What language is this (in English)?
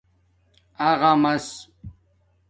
Domaaki